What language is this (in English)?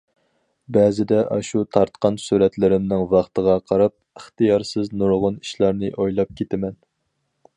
Uyghur